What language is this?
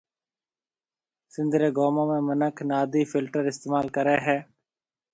Marwari (Pakistan)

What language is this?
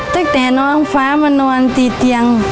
Thai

